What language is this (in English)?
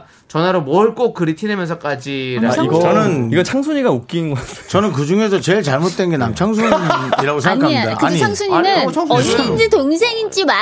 Korean